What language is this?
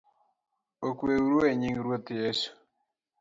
Luo (Kenya and Tanzania)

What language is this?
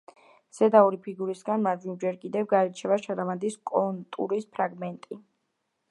Georgian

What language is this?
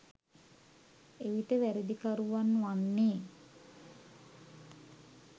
Sinhala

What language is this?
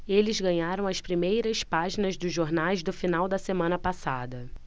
Portuguese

